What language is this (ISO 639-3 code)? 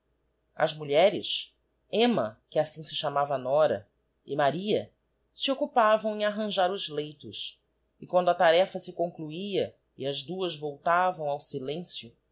por